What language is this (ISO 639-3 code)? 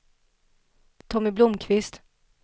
swe